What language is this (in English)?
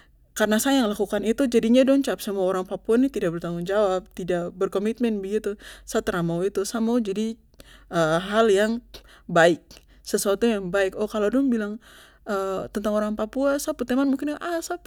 Papuan Malay